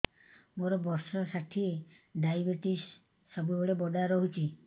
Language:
Odia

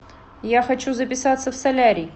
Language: Russian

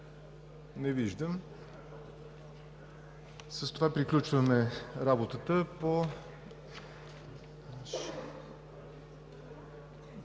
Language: Bulgarian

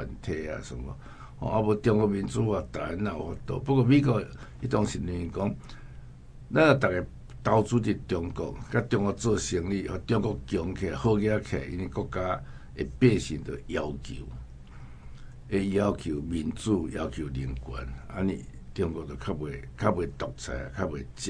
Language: Chinese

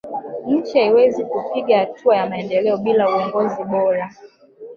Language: Swahili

